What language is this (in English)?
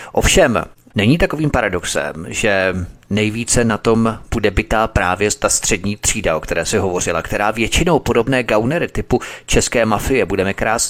Czech